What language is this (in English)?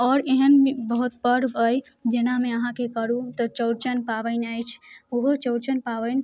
Maithili